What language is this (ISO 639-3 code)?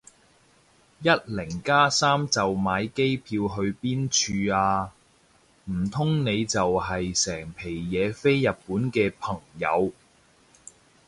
yue